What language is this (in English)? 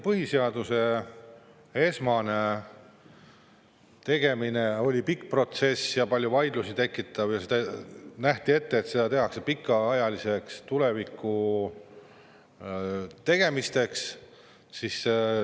Estonian